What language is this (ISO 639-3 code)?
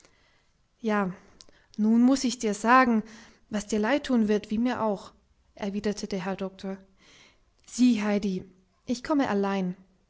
deu